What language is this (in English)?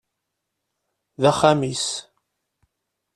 Kabyle